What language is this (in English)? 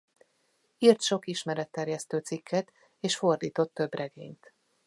Hungarian